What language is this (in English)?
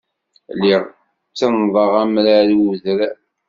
Kabyle